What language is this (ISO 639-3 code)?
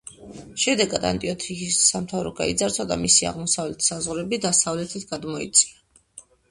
kat